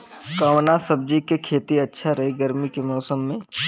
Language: Bhojpuri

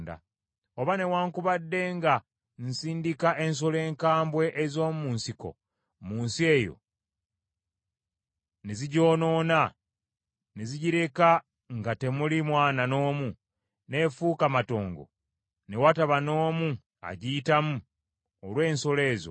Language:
Ganda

